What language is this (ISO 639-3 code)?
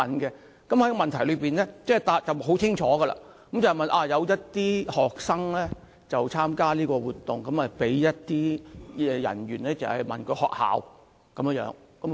yue